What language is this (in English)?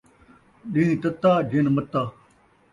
Saraiki